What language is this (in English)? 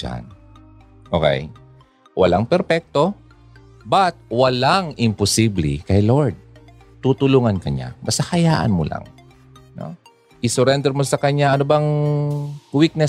Filipino